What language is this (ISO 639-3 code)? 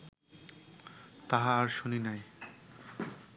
ben